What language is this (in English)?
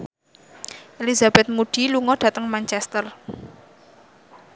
Javanese